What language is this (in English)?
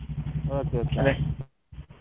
Kannada